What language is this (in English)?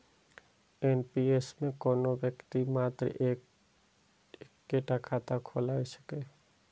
Maithili